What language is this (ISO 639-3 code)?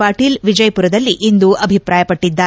kan